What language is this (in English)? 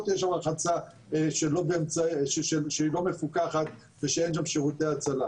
Hebrew